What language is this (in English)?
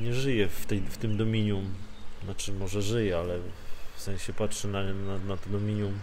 Polish